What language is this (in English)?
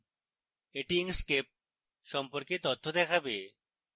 Bangla